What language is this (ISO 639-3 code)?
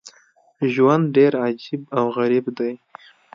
pus